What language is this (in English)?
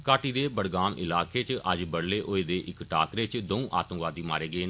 Dogri